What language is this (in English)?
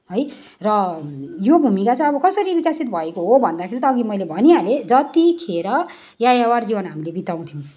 Nepali